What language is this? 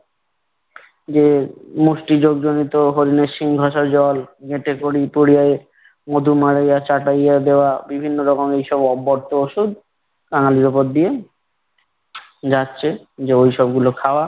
Bangla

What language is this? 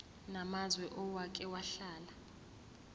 Zulu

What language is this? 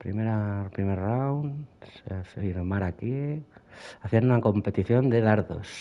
Spanish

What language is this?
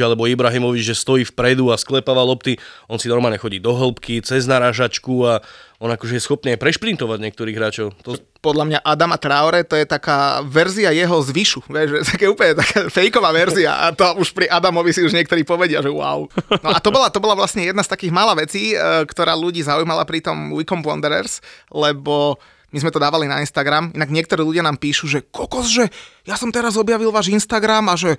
Slovak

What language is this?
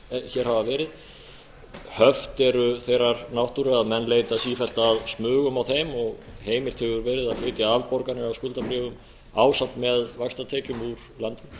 Icelandic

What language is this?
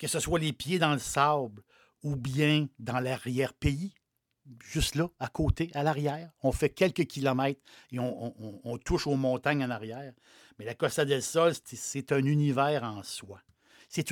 French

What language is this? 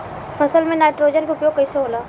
Bhojpuri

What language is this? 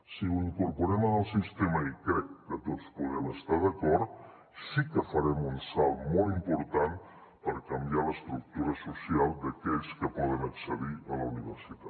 Catalan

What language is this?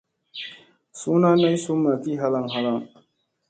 Musey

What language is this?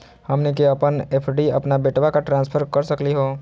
Magahi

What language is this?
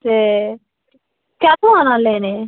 Dogri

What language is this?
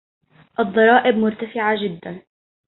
Arabic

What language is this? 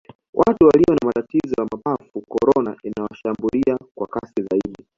Swahili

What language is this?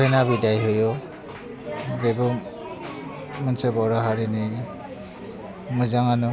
Bodo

